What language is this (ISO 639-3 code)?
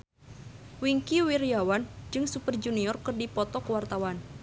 sun